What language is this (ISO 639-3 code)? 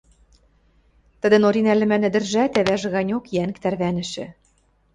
mrj